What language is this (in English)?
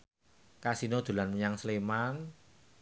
Javanese